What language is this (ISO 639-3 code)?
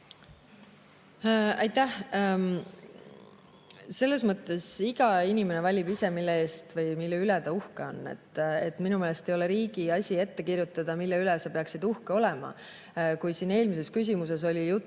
est